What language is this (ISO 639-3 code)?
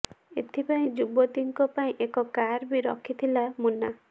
ori